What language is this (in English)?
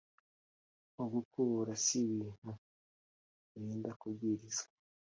Kinyarwanda